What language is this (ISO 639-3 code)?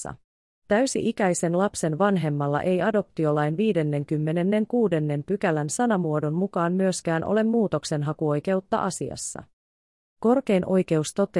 fin